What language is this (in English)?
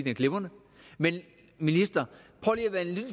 Danish